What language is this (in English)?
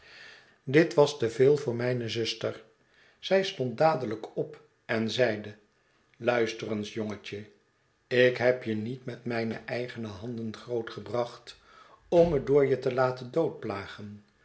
Dutch